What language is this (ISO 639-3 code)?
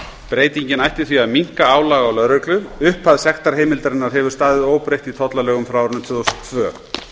isl